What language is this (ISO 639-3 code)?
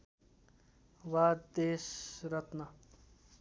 nep